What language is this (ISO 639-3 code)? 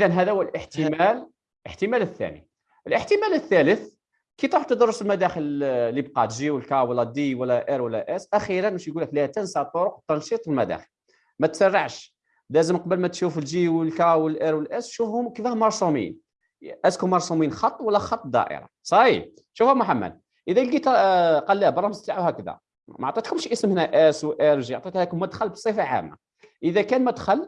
ara